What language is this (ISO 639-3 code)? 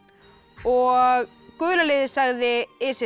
isl